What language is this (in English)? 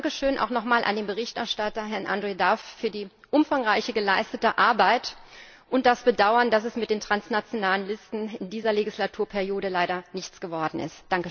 German